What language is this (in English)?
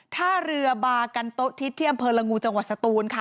Thai